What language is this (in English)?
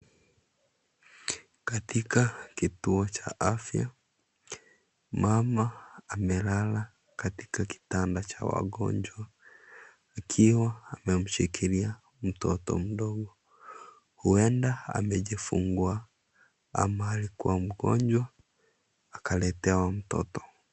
Swahili